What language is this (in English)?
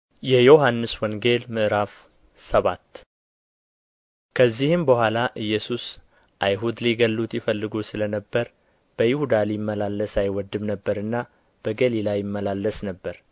Amharic